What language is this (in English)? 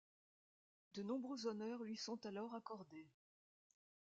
French